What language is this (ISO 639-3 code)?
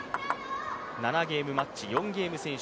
jpn